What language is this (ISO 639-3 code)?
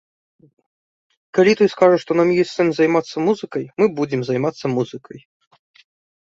bel